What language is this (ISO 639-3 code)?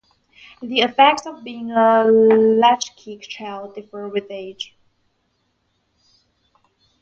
eng